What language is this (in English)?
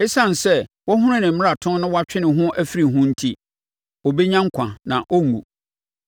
Akan